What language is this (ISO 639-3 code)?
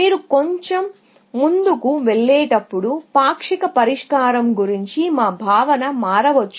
tel